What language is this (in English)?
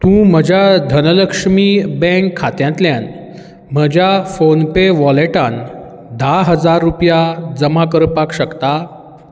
Konkani